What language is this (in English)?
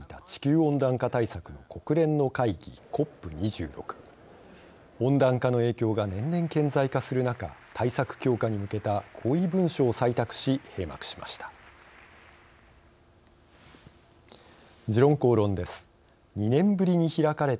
Japanese